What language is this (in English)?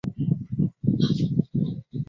Chinese